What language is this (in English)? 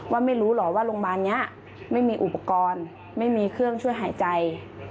Thai